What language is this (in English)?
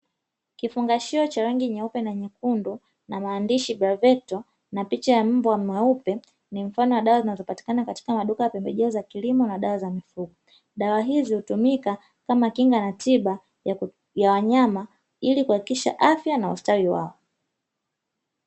Swahili